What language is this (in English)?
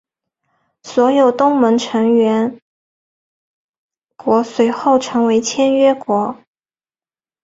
Chinese